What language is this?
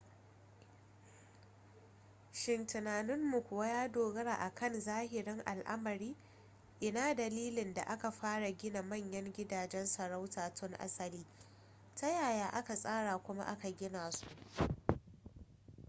Hausa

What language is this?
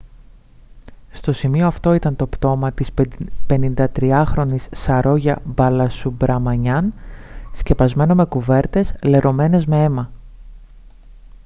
Greek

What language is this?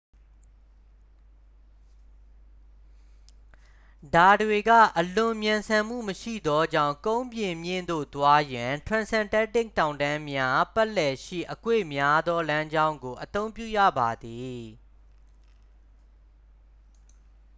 Burmese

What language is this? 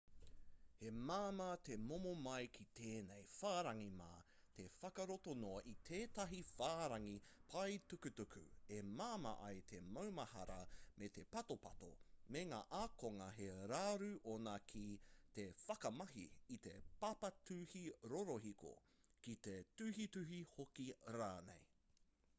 Māori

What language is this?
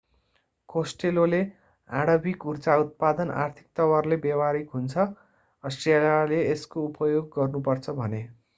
Nepali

